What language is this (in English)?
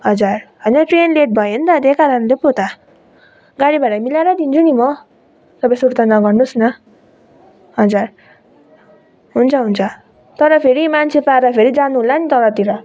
Nepali